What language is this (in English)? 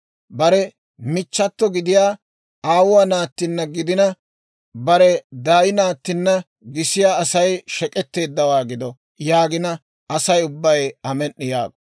Dawro